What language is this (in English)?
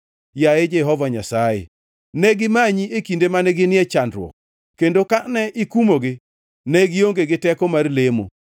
Luo (Kenya and Tanzania)